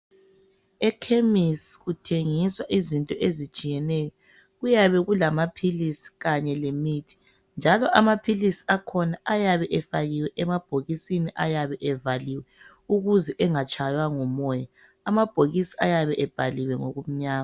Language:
North Ndebele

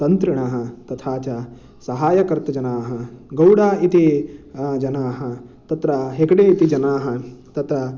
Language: Sanskrit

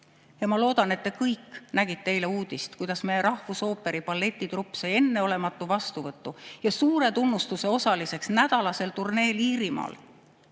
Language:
Estonian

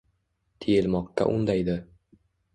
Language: Uzbek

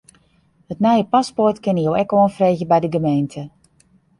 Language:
Western Frisian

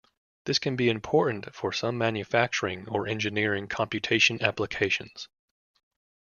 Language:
English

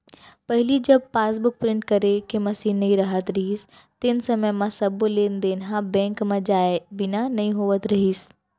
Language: Chhattisgarhi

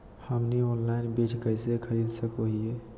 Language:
Magahi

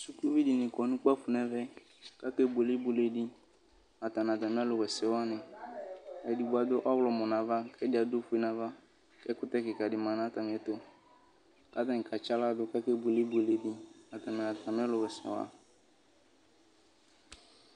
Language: Ikposo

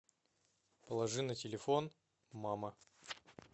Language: Russian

